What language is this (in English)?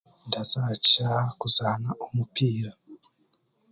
Chiga